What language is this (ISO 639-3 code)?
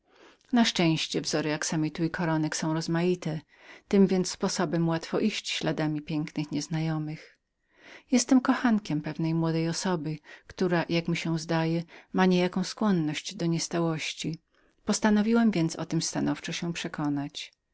pol